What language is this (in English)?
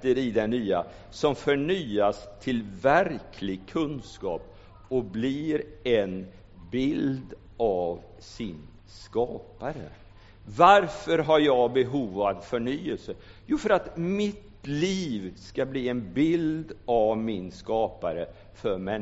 Swedish